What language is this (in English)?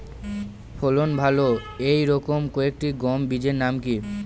Bangla